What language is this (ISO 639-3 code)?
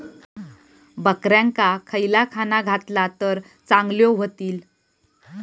mar